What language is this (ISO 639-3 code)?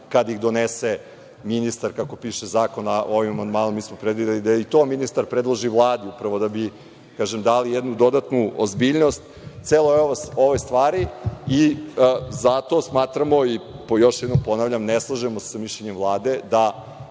srp